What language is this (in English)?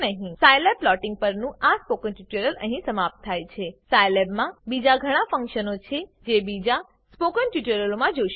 Gujarati